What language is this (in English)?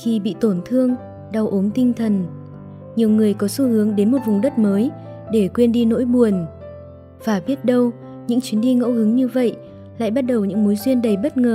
Vietnamese